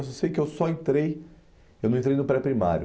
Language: Portuguese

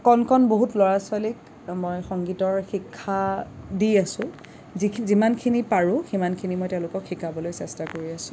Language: Assamese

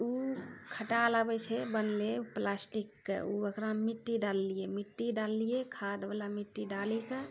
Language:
Maithili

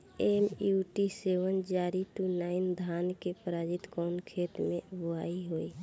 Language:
Bhojpuri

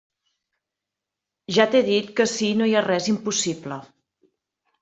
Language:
Catalan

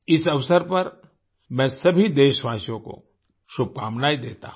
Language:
Hindi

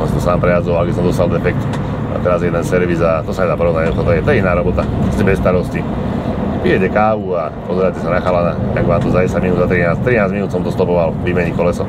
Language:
Slovak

